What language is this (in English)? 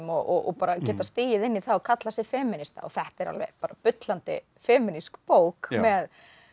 Icelandic